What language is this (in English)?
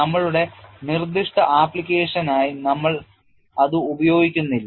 Malayalam